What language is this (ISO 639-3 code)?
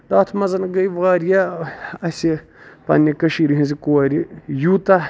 kas